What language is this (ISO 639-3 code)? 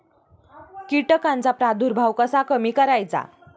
mar